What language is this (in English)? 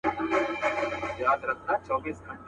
Pashto